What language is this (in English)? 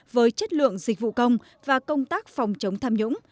Vietnamese